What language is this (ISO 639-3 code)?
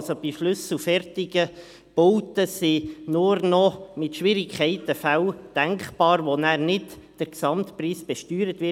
gsw